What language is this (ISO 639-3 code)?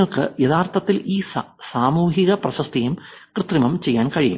mal